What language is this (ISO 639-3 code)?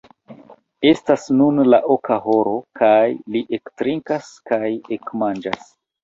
epo